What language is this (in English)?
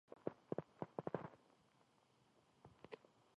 Korean